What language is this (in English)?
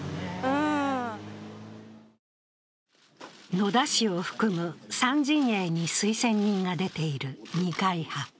Japanese